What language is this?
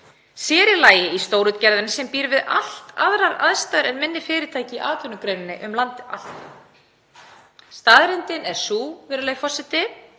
Icelandic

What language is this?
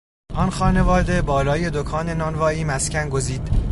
Persian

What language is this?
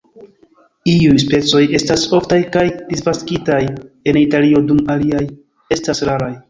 Esperanto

